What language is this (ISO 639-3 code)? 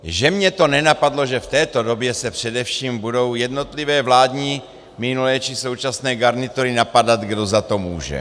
ces